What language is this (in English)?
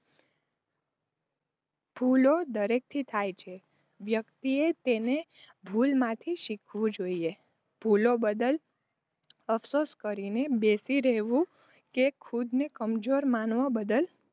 Gujarati